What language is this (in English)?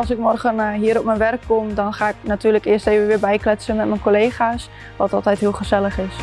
Dutch